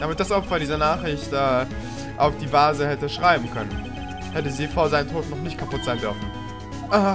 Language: German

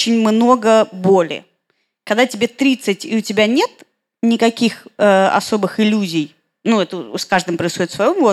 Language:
Russian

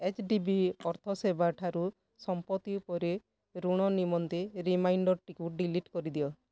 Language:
Odia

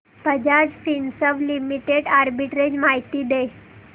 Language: Marathi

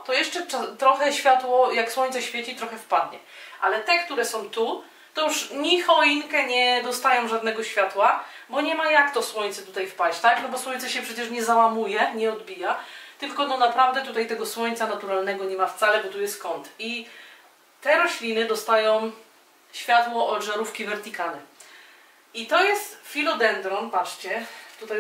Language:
Polish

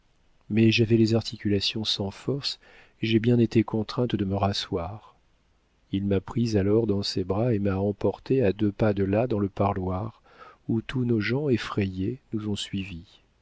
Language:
French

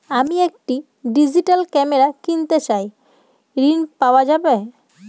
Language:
Bangla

